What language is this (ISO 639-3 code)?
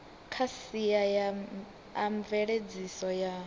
ven